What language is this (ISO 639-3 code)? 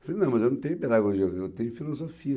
por